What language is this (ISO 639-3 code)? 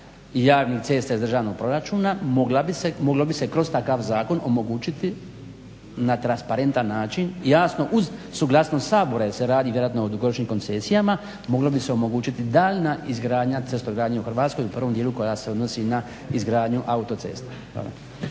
hrv